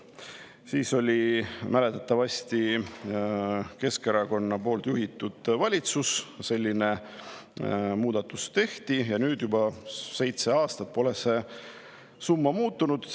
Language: Estonian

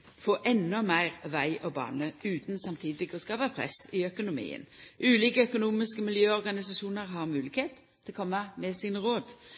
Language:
Norwegian Nynorsk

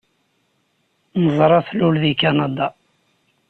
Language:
Kabyle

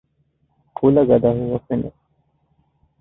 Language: Divehi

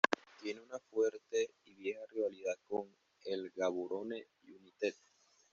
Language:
Spanish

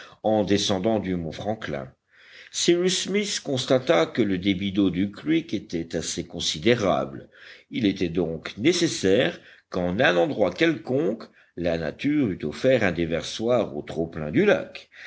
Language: French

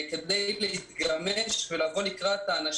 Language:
Hebrew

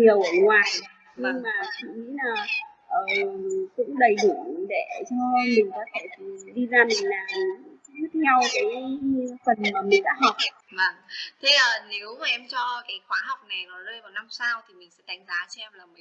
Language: Vietnamese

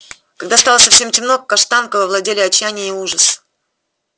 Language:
Russian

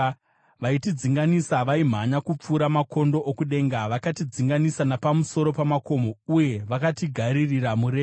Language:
Shona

